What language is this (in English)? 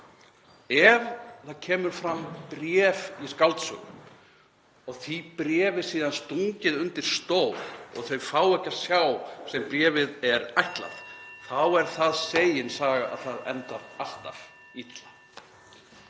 Icelandic